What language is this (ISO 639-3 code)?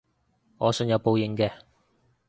yue